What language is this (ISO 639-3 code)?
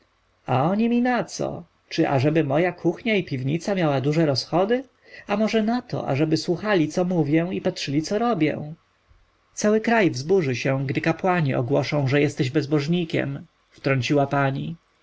pol